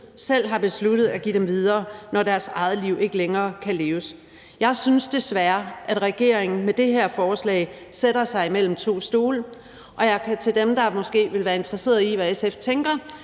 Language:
Danish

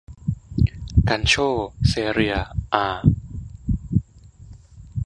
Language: Thai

